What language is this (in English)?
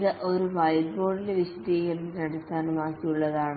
Malayalam